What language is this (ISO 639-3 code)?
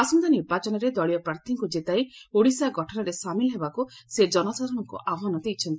ori